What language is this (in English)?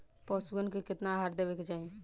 Bhojpuri